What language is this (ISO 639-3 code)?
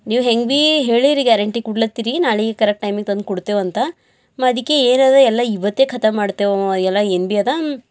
kan